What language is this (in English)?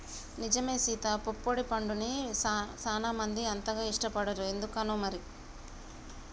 Telugu